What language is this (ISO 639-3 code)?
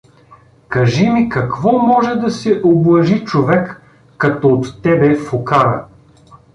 bul